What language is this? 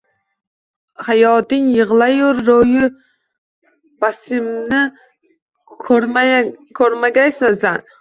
Uzbek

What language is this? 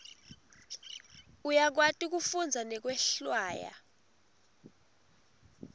Swati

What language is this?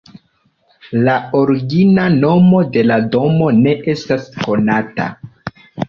Esperanto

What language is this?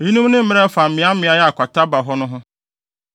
Akan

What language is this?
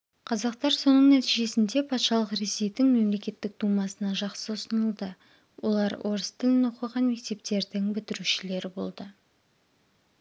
Kazakh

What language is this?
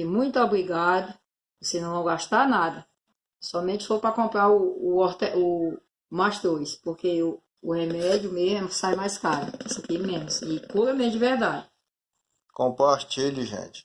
Portuguese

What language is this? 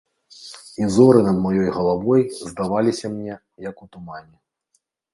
Belarusian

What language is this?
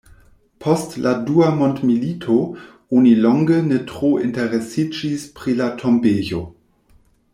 Esperanto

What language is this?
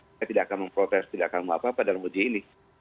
Indonesian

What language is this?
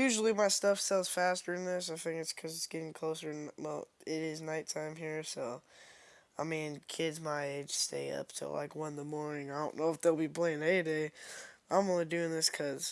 English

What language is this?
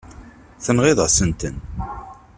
Kabyle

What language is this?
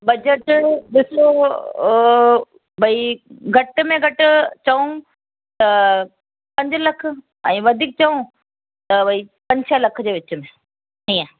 Sindhi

